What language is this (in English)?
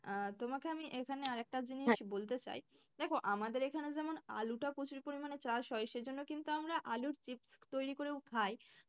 Bangla